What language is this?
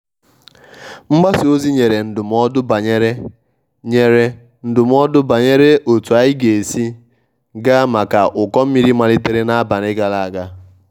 Igbo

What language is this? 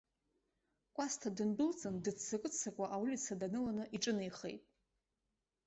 Abkhazian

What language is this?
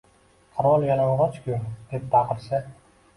Uzbek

